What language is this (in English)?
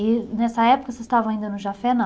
Portuguese